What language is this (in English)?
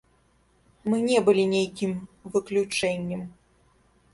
Belarusian